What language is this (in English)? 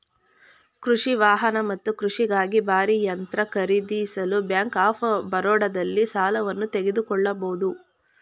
Kannada